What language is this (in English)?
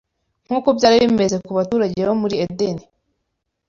Kinyarwanda